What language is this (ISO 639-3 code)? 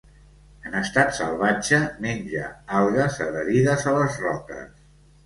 cat